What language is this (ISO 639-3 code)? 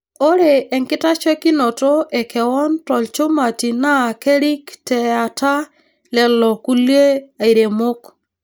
mas